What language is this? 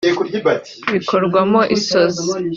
Kinyarwanda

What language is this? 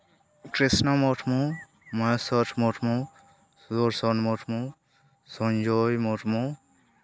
Santali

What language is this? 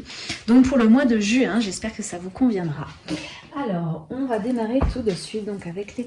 French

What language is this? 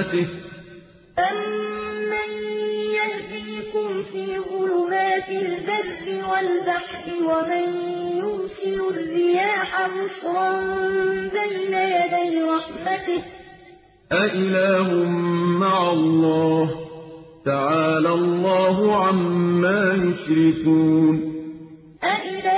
Arabic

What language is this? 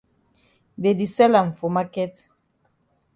Cameroon Pidgin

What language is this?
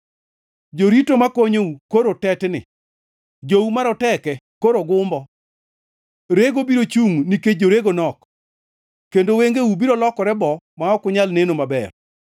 Luo (Kenya and Tanzania)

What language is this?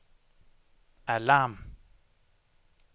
Danish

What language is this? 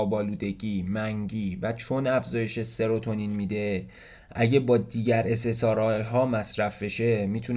Persian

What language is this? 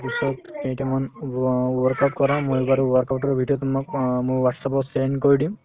Assamese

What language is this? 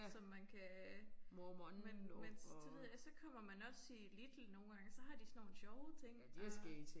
Danish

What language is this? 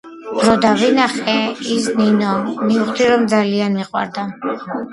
Georgian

